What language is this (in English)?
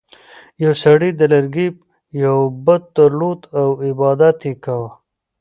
Pashto